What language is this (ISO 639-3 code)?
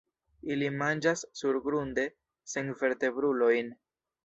epo